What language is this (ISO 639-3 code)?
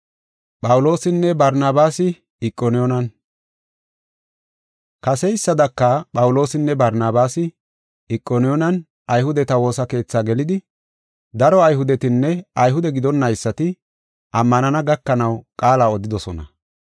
gof